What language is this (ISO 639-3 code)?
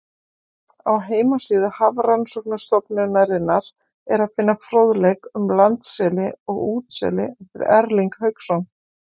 isl